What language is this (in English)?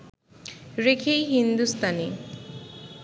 Bangla